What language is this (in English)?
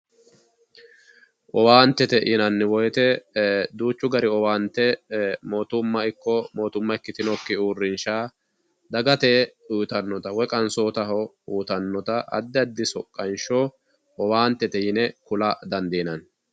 Sidamo